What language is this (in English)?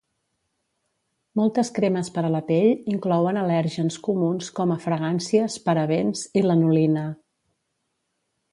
Catalan